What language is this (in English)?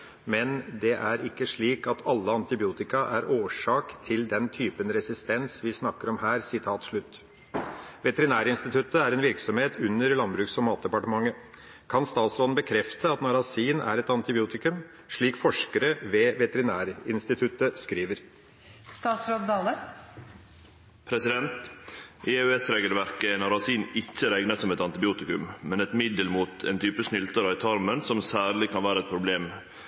Norwegian